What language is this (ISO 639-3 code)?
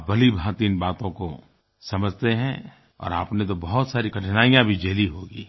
hin